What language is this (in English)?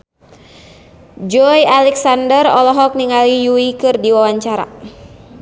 Sundanese